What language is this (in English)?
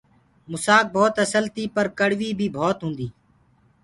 Gurgula